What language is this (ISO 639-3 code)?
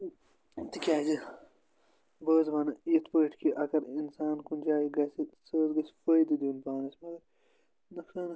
kas